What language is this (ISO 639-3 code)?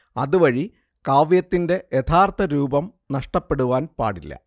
mal